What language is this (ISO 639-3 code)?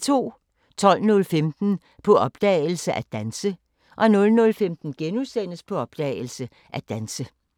dan